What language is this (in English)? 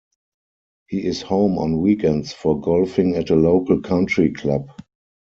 English